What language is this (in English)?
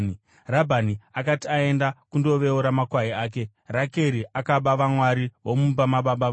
Shona